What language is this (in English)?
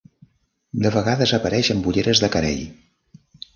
Catalan